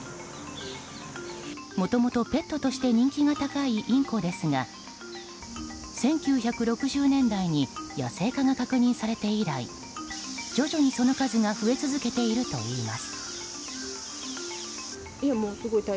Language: Japanese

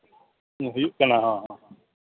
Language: Santali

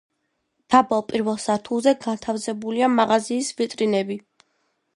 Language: Georgian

